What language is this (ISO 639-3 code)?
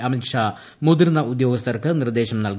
mal